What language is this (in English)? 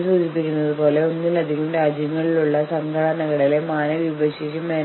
Malayalam